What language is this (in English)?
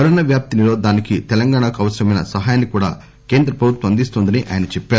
Telugu